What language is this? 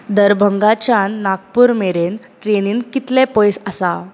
Konkani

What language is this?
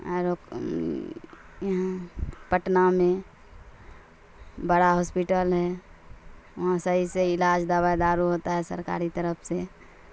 Urdu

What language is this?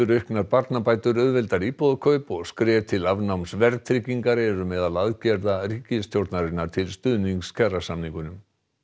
Icelandic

